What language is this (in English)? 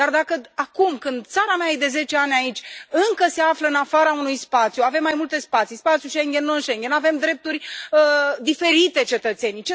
Romanian